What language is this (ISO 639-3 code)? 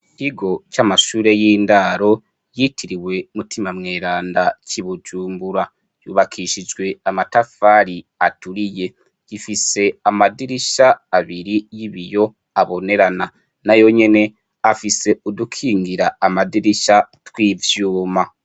run